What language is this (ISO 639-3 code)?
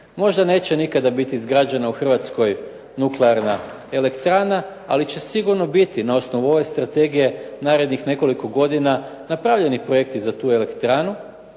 hrv